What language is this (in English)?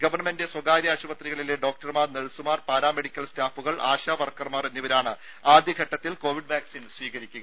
Malayalam